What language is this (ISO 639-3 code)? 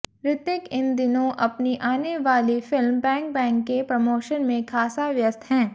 hin